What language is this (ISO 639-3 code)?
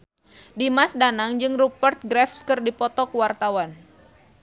sun